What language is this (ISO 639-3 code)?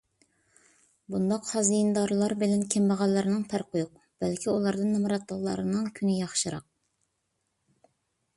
uig